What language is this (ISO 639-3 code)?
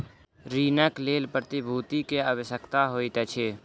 mai